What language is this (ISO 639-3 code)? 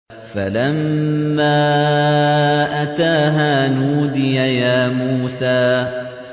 ara